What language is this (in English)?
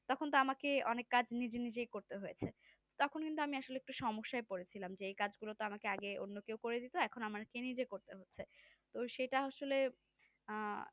Bangla